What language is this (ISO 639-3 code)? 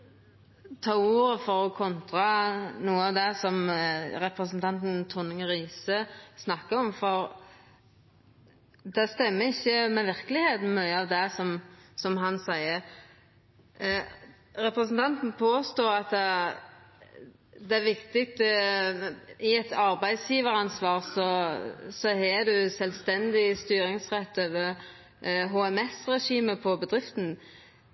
nno